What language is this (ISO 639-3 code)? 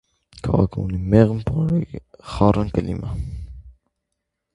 hye